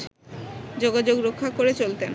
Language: Bangla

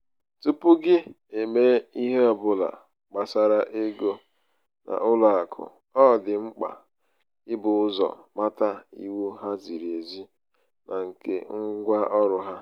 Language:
Igbo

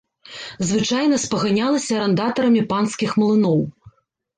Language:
Belarusian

